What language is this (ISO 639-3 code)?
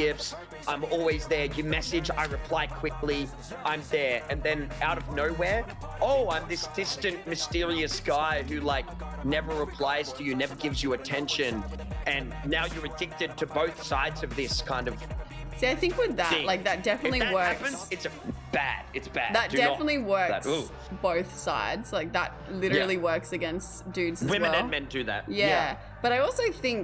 eng